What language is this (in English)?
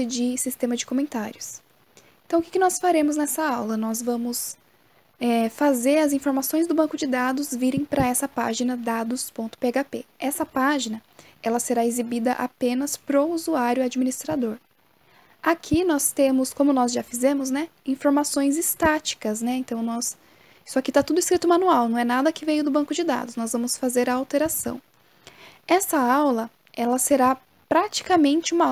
Portuguese